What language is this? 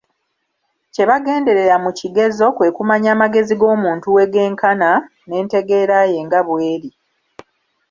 Ganda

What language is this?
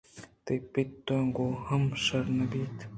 Eastern Balochi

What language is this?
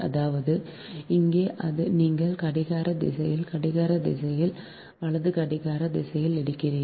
Tamil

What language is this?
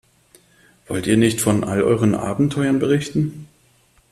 German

